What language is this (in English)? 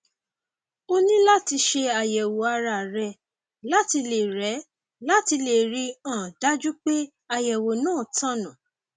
Yoruba